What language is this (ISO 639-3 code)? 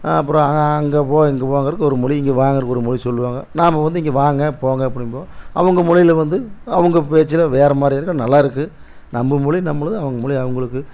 tam